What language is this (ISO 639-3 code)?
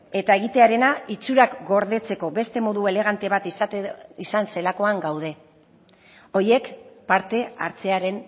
eus